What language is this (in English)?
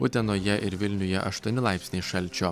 Lithuanian